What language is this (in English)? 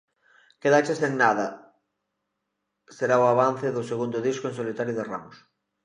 Galician